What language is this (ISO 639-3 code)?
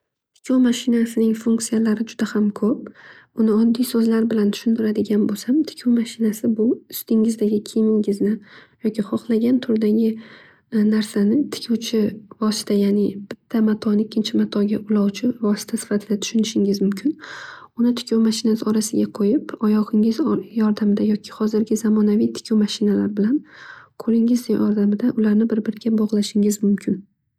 uzb